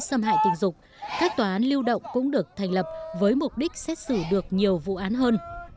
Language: Vietnamese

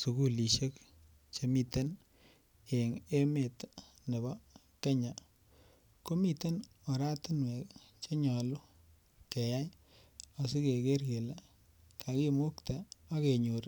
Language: Kalenjin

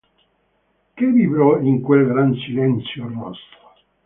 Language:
Italian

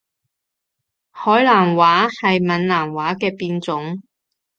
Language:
Cantonese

